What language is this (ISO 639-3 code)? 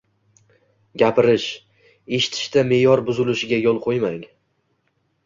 uzb